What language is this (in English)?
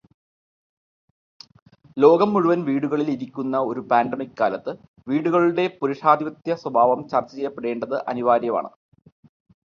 Malayalam